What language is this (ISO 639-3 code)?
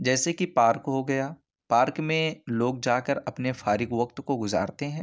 urd